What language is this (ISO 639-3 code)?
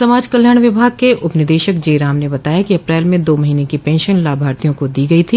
hin